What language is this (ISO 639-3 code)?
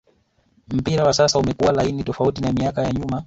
swa